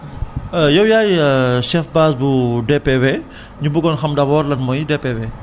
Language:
Wolof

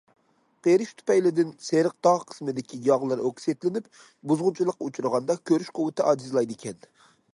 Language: Uyghur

